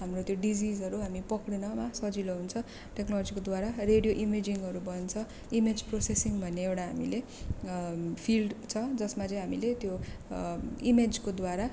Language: Nepali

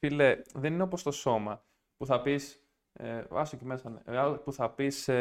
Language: Greek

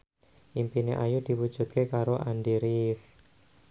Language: Javanese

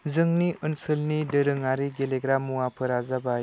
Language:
Bodo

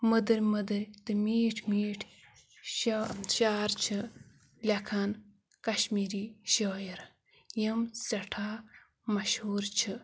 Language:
Kashmiri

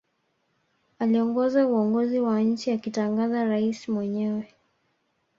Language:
Swahili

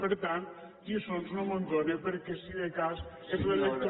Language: Catalan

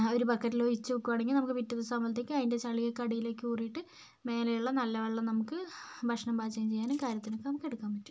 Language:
Malayalam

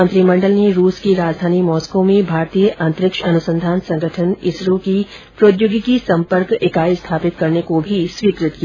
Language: Hindi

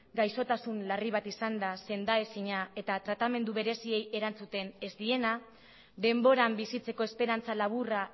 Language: Basque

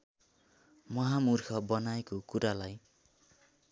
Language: Nepali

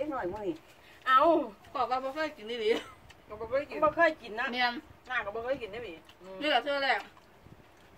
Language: Thai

